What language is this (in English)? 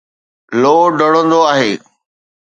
Sindhi